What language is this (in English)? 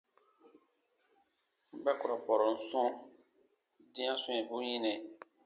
Baatonum